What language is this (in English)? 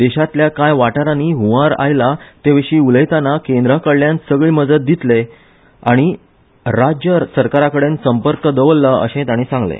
Konkani